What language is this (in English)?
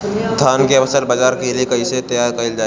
Bhojpuri